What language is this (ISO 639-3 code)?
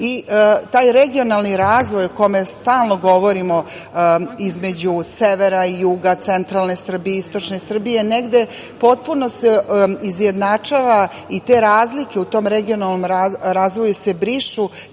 srp